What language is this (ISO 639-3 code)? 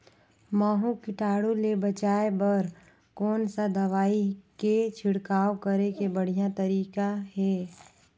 hne